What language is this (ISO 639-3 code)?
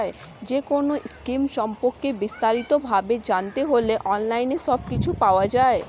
ben